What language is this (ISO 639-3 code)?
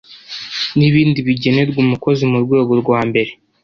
kin